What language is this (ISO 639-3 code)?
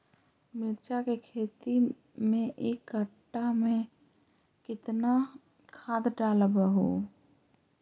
mag